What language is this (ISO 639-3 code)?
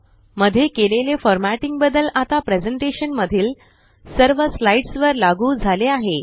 mar